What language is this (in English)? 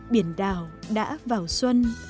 Vietnamese